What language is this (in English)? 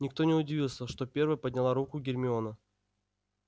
Russian